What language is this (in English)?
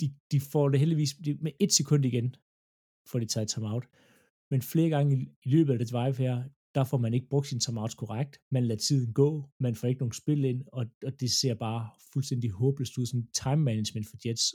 Danish